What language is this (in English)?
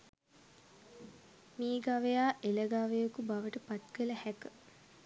Sinhala